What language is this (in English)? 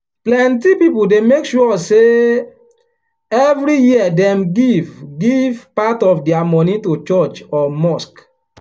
Nigerian Pidgin